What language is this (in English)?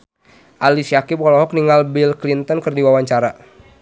Sundanese